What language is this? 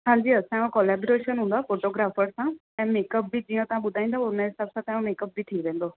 Sindhi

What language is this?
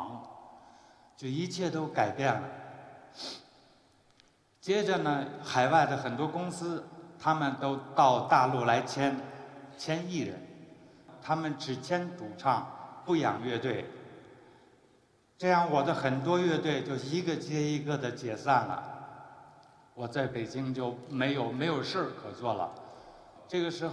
Chinese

